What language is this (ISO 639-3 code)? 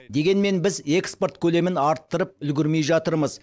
kaz